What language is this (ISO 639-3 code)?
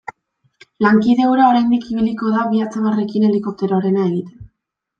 eus